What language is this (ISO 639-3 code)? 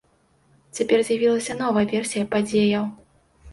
bel